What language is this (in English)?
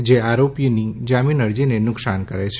Gujarati